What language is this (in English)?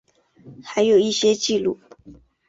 Chinese